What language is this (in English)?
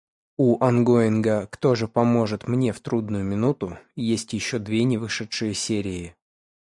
Russian